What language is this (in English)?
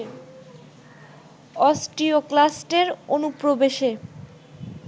Bangla